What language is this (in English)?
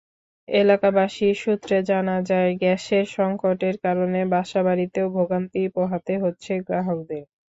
Bangla